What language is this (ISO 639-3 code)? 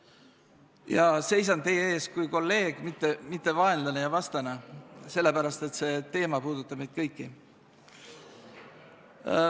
est